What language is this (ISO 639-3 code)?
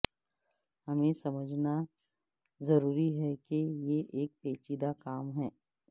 urd